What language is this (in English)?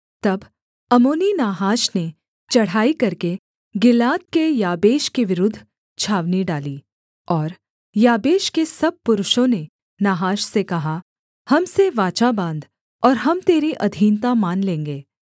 Hindi